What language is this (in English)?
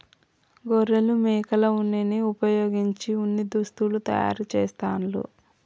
Telugu